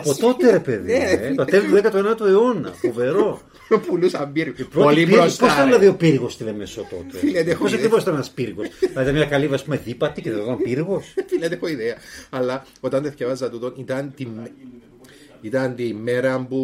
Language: Greek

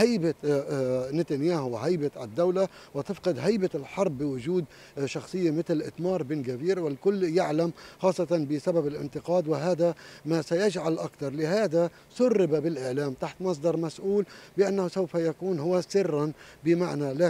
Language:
Arabic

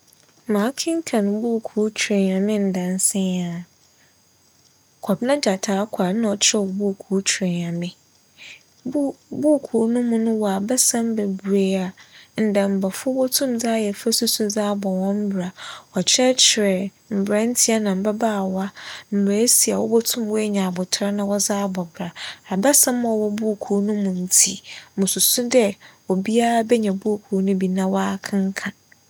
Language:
Akan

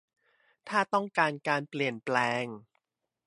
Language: Thai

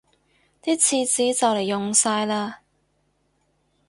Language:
Cantonese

